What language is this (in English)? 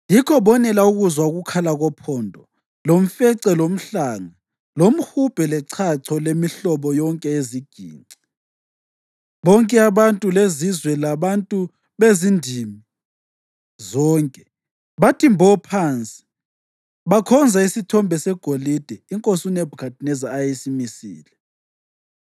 North Ndebele